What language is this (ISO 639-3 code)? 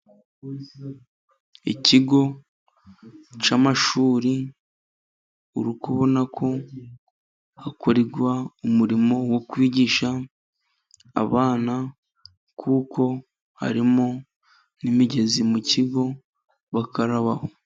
kin